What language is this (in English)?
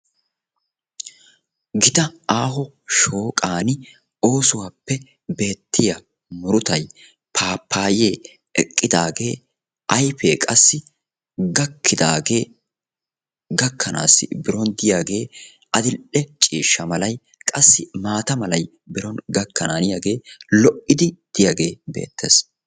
Wolaytta